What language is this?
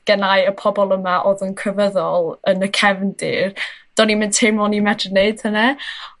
Welsh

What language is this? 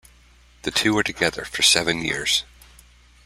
English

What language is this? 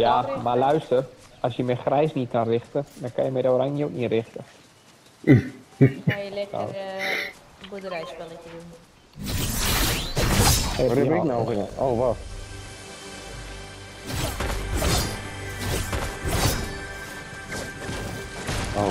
Dutch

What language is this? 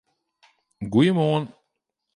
Western Frisian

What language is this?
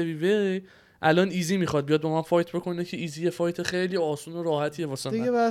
Persian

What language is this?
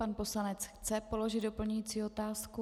Czech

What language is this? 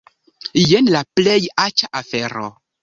Esperanto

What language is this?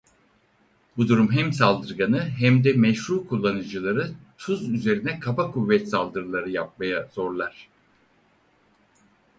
Turkish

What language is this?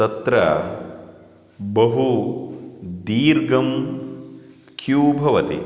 Sanskrit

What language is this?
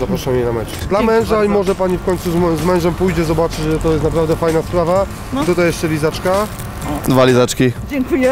Polish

